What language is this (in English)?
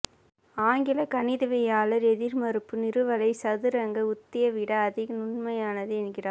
Tamil